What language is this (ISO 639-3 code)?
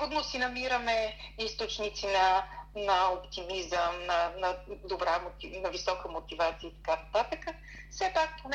bul